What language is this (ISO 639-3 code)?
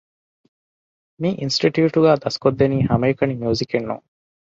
div